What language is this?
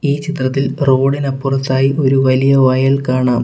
Malayalam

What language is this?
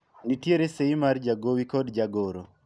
Luo (Kenya and Tanzania)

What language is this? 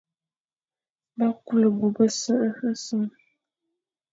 Fang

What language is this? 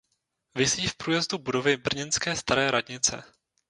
Czech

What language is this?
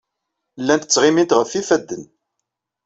Kabyle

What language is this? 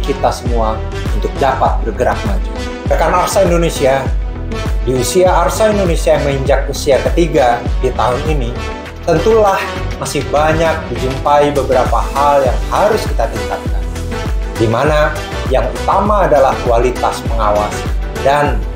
Indonesian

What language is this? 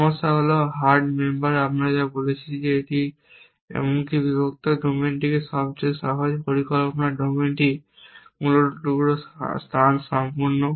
Bangla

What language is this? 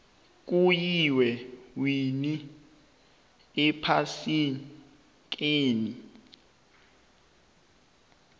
South Ndebele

